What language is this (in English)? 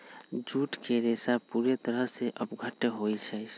Magahi